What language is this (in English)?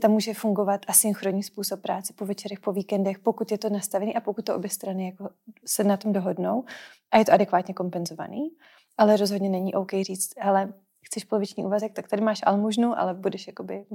Czech